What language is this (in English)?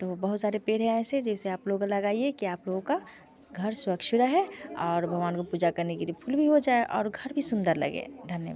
Hindi